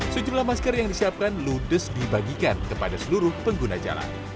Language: Indonesian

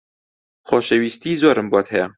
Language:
Central Kurdish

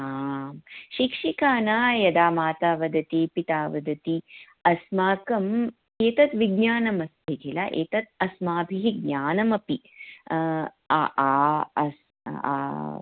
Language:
Sanskrit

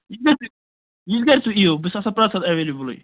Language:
Kashmiri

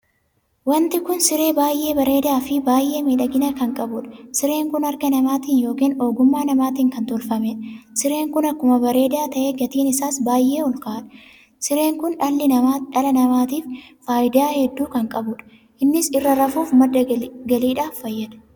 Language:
Oromo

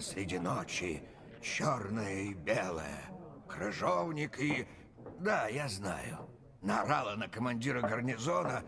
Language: Russian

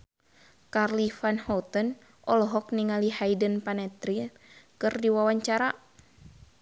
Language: Sundanese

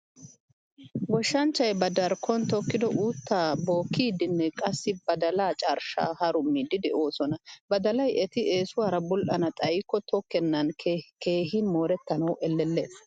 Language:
Wolaytta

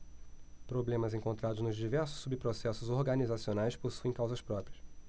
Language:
Portuguese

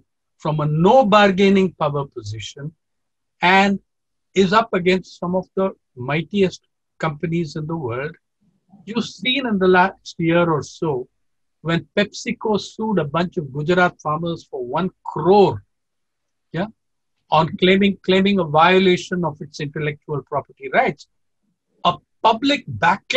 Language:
English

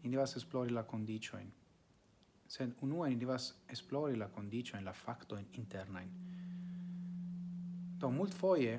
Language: Italian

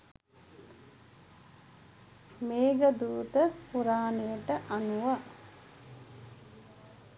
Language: Sinhala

